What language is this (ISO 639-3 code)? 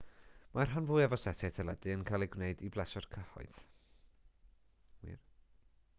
cym